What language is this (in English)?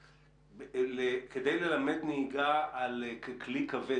Hebrew